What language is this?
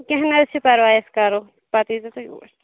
Kashmiri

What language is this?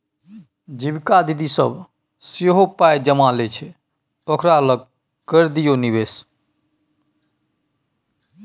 Maithili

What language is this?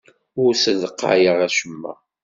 Kabyle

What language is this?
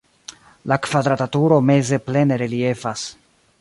Esperanto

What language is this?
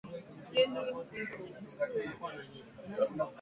Swahili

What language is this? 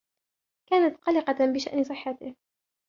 Arabic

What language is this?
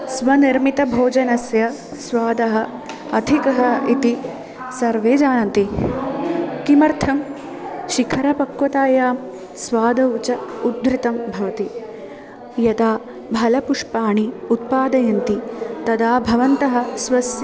Sanskrit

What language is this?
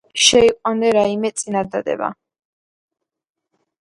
Georgian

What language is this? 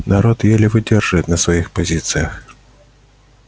Russian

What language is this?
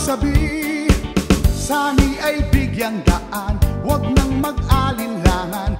Thai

